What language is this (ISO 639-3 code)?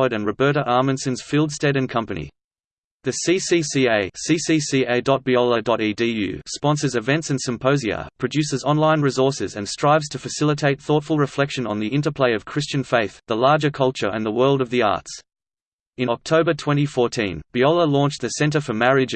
eng